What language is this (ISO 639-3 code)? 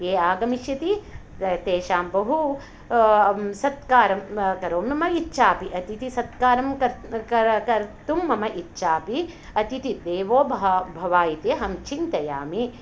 san